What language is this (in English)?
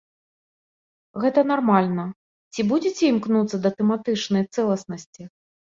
Belarusian